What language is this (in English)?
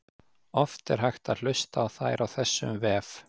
Icelandic